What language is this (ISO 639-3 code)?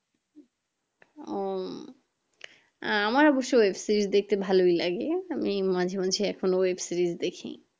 ben